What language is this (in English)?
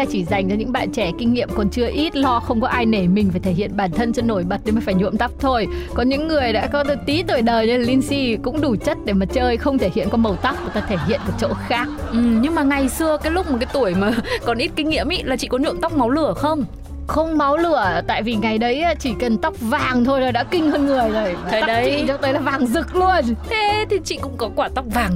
Vietnamese